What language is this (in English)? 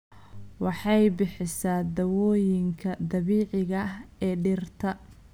Somali